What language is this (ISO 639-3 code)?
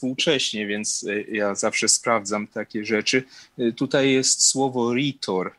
pol